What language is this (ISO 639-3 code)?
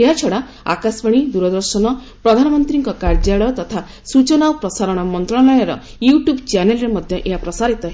ori